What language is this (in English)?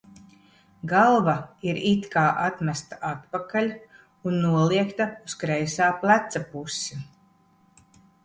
Latvian